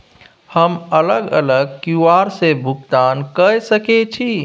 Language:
Maithili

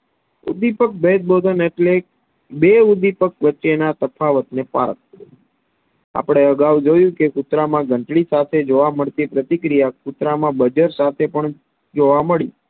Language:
Gujarati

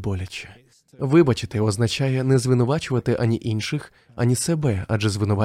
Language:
Ukrainian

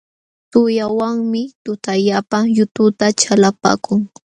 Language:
Jauja Wanca Quechua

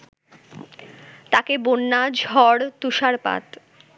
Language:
Bangla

